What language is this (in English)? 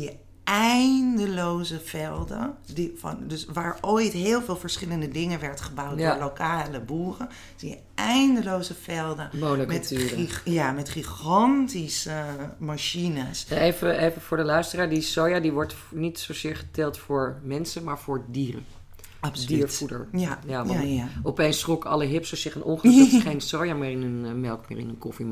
Dutch